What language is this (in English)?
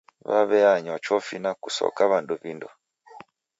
Taita